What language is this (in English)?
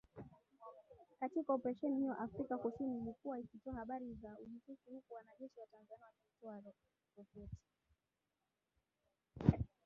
Swahili